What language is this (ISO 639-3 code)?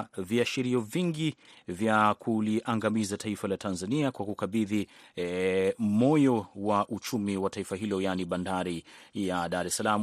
swa